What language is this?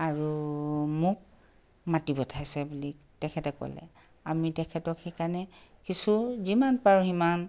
Assamese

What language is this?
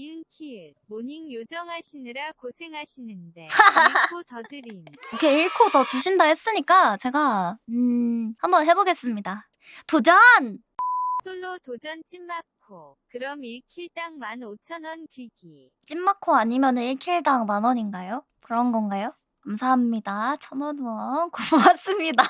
Korean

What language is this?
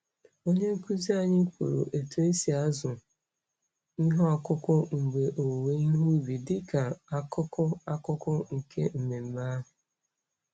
Igbo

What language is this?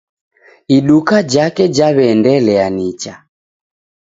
Taita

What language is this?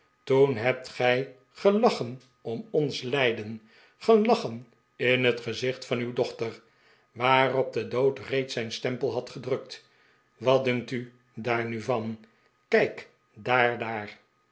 Dutch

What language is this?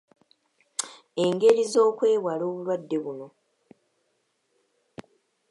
Ganda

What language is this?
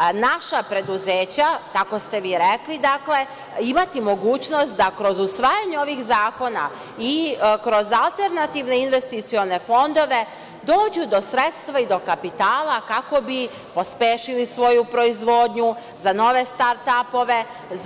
Serbian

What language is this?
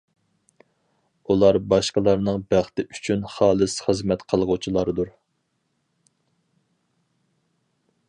Uyghur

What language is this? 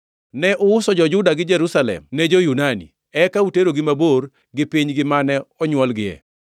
Luo (Kenya and Tanzania)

